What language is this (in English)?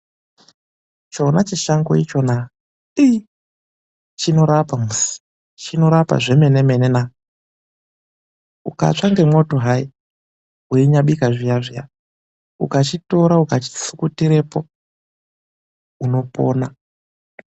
Ndau